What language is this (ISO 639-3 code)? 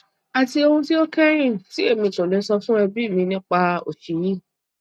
yor